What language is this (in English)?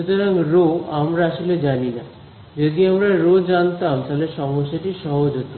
Bangla